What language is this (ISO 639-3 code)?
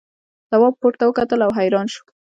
pus